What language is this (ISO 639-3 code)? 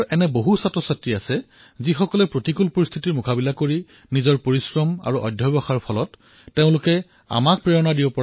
asm